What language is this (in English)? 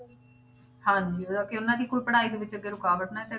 Punjabi